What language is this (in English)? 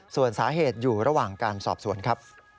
Thai